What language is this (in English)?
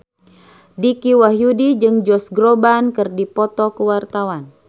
Sundanese